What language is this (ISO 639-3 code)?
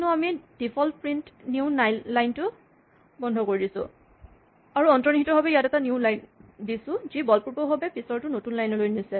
asm